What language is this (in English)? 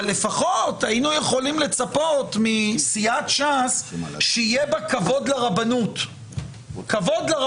Hebrew